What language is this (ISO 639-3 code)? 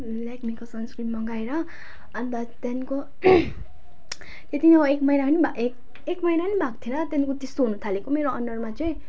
nep